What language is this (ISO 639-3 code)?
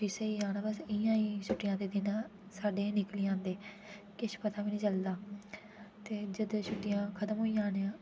doi